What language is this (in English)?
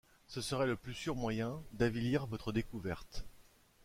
French